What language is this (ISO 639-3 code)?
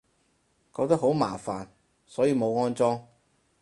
yue